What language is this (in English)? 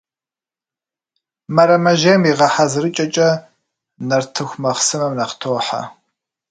Kabardian